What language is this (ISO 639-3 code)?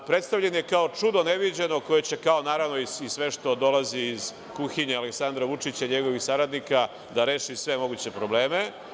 srp